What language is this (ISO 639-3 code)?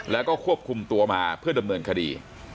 tha